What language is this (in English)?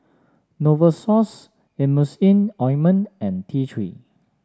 English